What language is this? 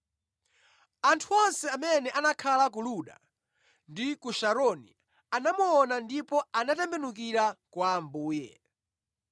Nyanja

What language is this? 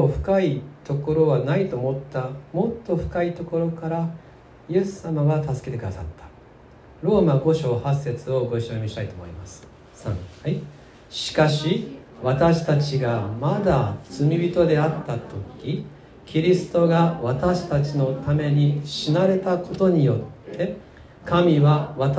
Japanese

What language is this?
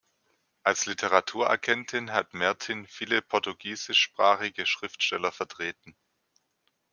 German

